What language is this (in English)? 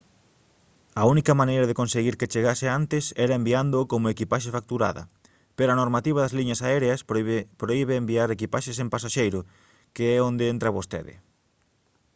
Galician